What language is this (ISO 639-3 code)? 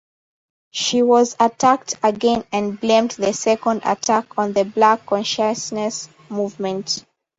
eng